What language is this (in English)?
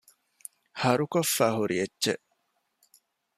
Divehi